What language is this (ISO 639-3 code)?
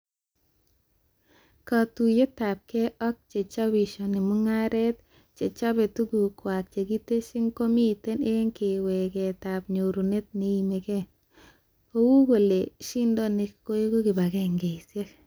kln